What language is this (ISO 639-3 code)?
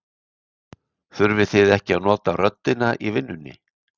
isl